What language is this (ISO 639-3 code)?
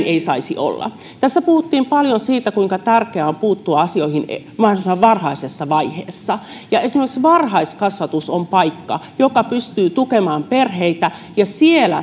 fin